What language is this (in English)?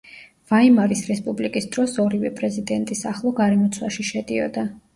Georgian